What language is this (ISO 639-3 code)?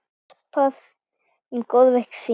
isl